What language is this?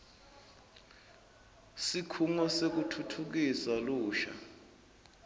Swati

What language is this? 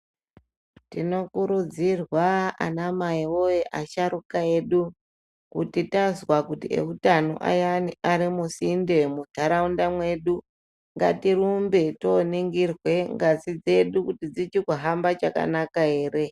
Ndau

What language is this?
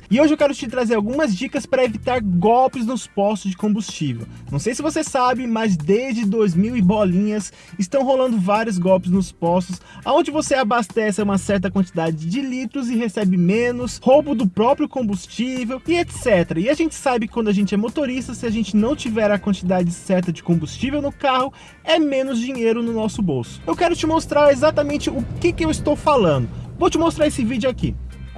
Portuguese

